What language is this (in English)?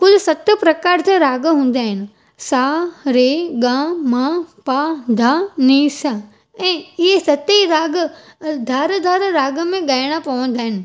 Sindhi